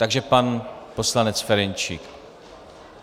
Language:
Czech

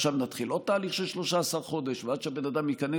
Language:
Hebrew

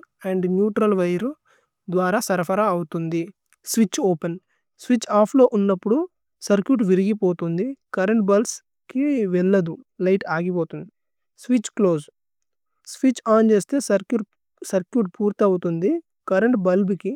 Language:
Tulu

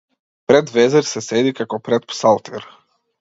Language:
Macedonian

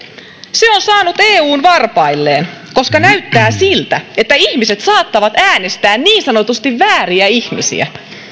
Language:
Finnish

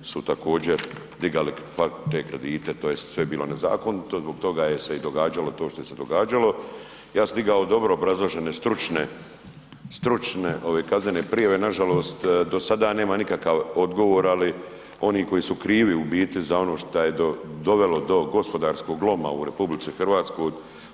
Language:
Croatian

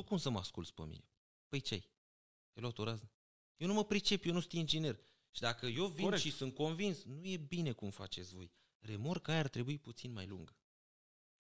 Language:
Romanian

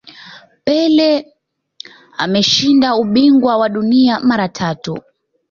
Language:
Swahili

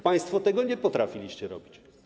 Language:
Polish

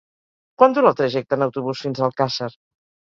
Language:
Catalan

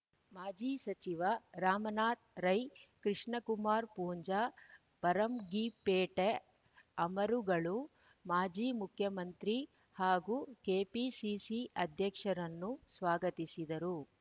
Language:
Kannada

